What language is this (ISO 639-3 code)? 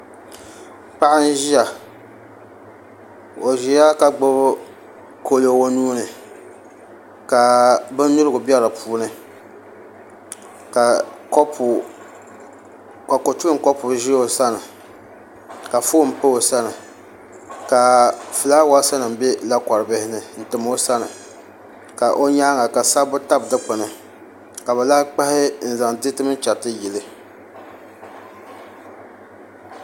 dag